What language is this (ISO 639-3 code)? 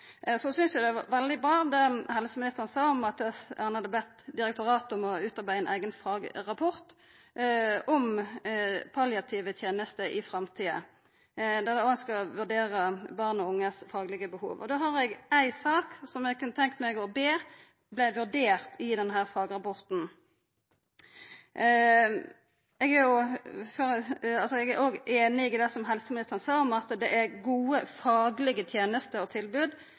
nno